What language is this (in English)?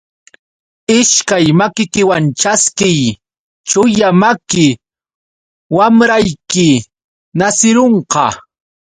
Yauyos Quechua